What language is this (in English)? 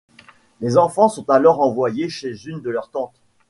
French